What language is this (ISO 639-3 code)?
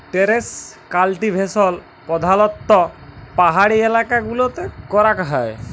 ben